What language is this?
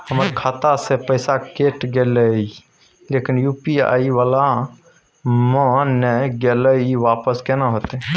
Maithili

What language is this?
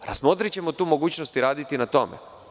Serbian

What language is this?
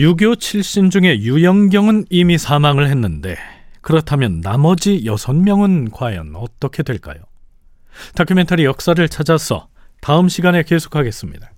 Korean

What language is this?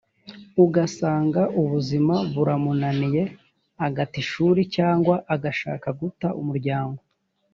Kinyarwanda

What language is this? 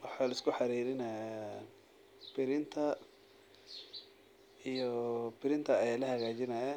Somali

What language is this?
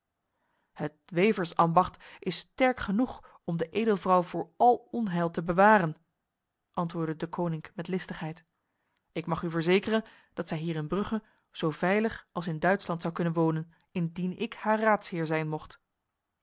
Dutch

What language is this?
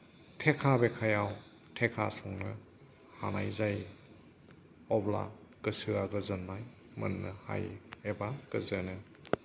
Bodo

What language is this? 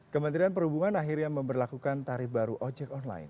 Indonesian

